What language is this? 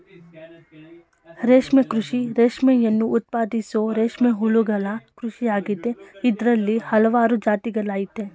Kannada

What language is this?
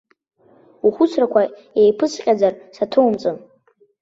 Abkhazian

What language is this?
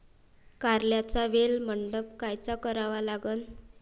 Marathi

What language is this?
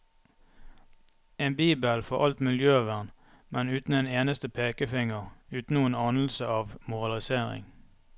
Norwegian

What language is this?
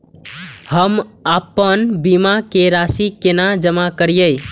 Maithili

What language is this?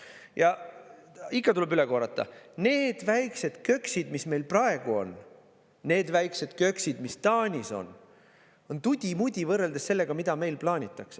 Estonian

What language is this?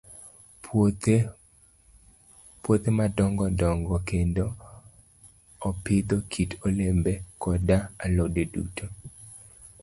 Luo (Kenya and Tanzania)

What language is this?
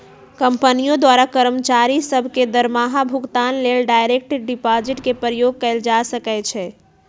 Magahi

